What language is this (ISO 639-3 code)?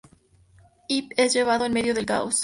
spa